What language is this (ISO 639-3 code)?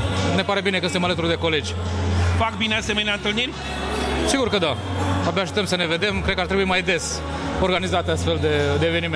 ron